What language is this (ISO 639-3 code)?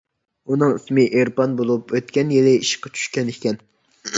uig